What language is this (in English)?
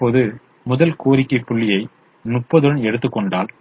Tamil